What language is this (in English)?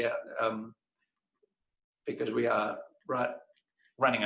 Indonesian